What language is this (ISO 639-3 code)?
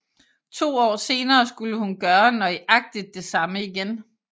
dan